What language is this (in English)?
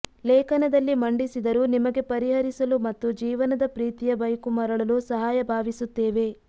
Kannada